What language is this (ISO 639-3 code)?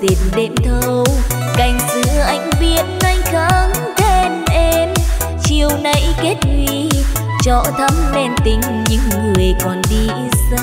vie